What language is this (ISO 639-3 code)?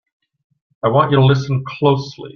eng